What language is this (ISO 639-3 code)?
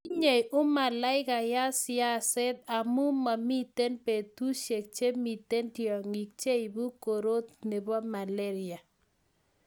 kln